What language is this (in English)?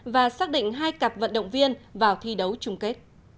Vietnamese